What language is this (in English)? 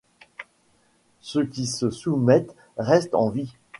French